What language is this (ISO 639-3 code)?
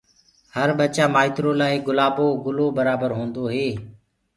ggg